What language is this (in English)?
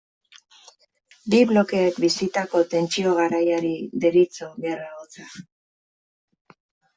Basque